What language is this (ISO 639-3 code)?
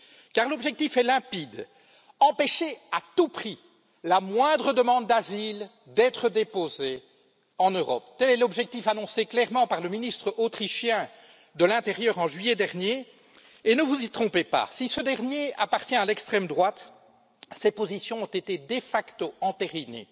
fra